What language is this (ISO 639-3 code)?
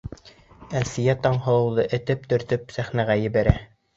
bak